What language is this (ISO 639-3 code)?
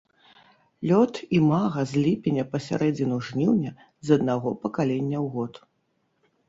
bel